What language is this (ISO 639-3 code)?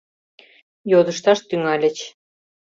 chm